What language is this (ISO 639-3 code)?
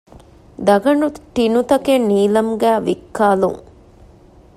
div